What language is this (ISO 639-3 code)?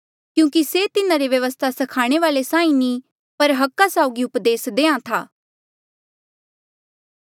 mjl